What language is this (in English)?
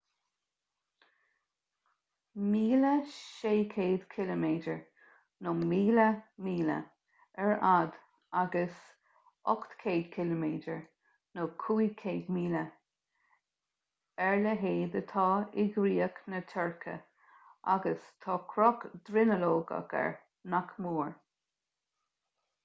Irish